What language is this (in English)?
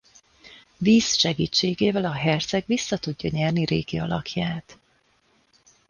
Hungarian